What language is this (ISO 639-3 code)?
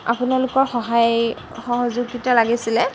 asm